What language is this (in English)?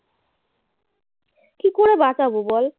Bangla